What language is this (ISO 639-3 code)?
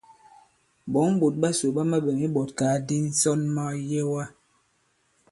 abb